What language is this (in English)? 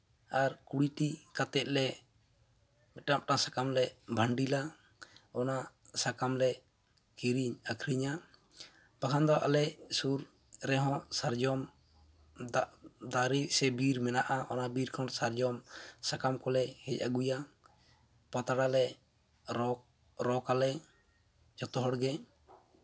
Santali